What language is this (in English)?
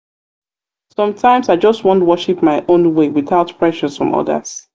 Nigerian Pidgin